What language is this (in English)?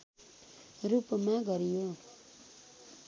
Nepali